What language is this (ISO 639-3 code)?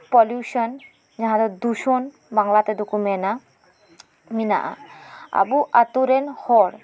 sat